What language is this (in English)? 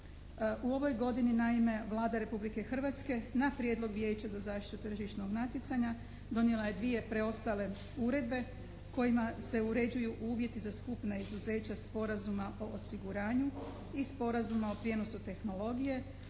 Croatian